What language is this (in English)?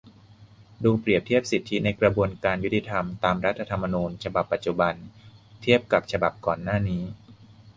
Thai